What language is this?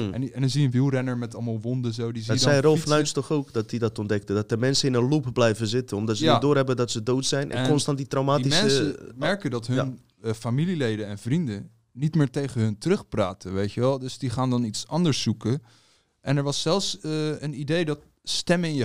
Dutch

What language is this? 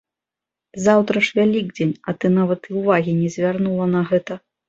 Belarusian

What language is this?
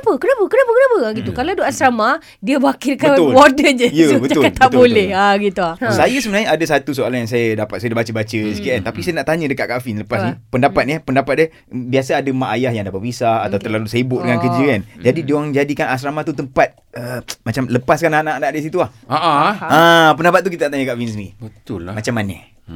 Malay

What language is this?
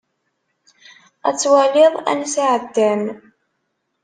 Kabyle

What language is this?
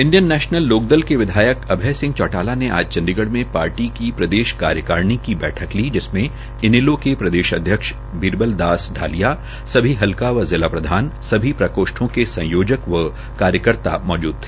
Hindi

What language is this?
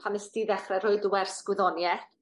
Welsh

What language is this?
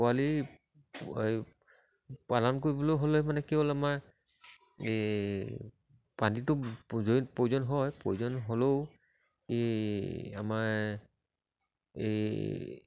Assamese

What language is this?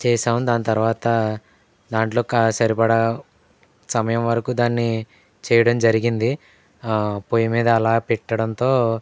Telugu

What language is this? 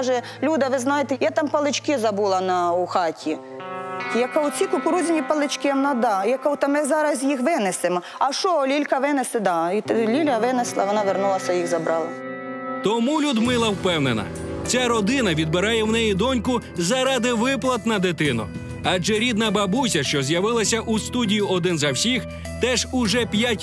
Ukrainian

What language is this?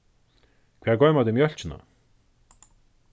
Faroese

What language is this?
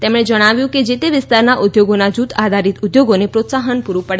Gujarati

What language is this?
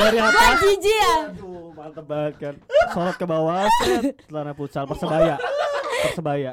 Indonesian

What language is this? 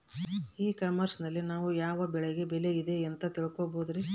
Kannada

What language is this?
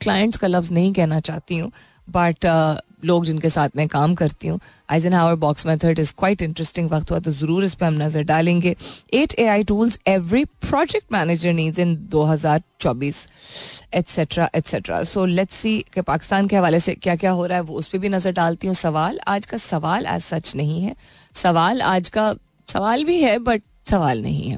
Hindi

